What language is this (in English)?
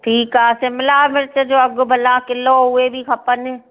Sindhi